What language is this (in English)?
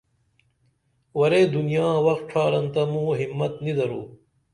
Dameli